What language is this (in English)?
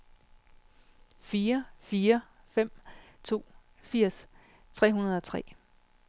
Danish